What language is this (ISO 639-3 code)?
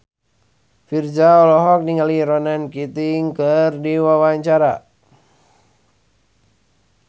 sun